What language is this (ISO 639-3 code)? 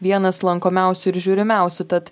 lit